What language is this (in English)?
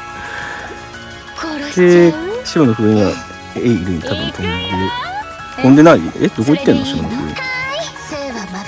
Japanese